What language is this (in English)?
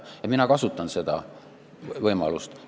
Estonian